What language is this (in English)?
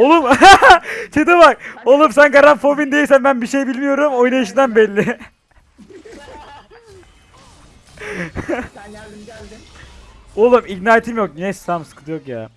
Turkish